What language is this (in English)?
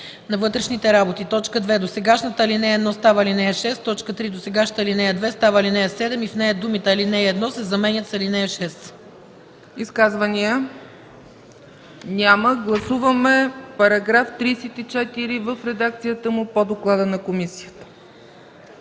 Bulgarian